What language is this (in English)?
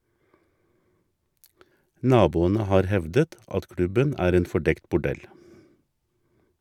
Norwegian